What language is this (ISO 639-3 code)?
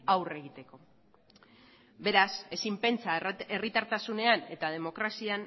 eus